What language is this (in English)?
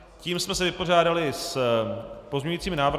Czech